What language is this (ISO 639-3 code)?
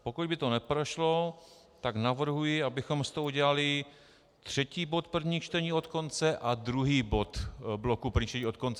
ces